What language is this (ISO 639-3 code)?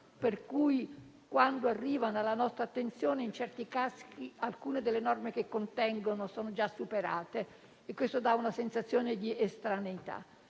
ita